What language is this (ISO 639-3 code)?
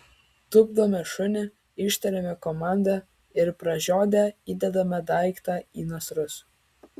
lit